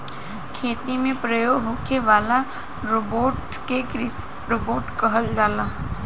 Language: Bhojpuri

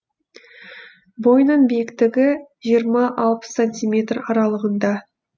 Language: Kazakh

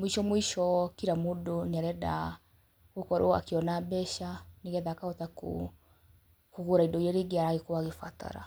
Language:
Kikuyu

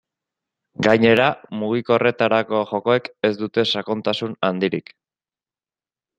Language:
Basque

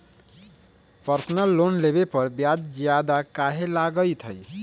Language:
Magahi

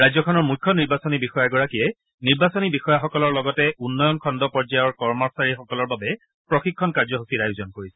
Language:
Assamese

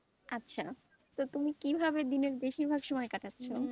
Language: Bangla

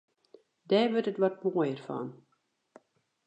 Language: Western Frisian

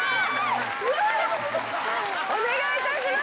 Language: Japanese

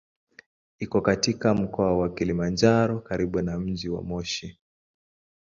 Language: Swahili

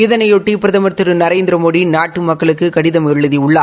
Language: Tamil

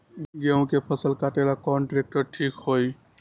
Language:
Magahi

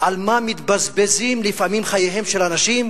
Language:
Hebrew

